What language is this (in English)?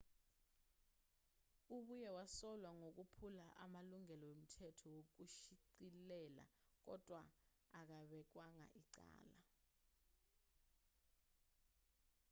Zulu